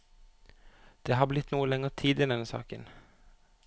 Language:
Norwegian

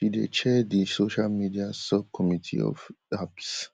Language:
Nigerian Pidgin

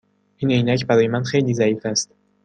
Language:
Persian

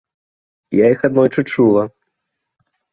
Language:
Belarusian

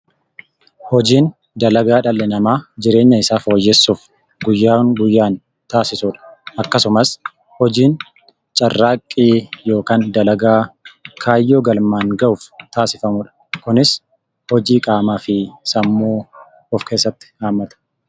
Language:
Oromo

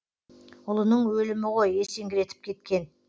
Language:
Kazakh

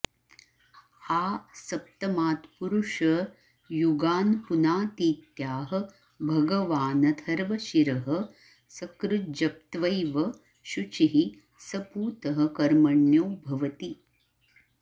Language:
Sanskrit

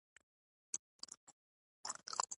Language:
Pashto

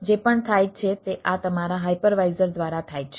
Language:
Gujarati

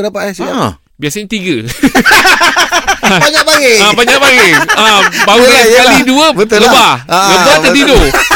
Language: Malay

